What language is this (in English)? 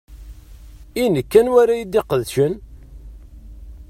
Kabyle